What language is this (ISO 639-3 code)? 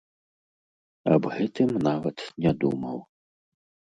bel